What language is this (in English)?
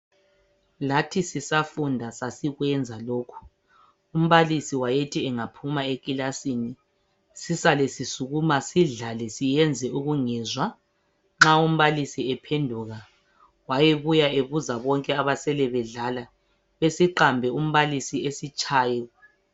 North Ndebele